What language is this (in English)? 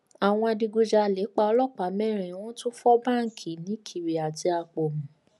Yoruba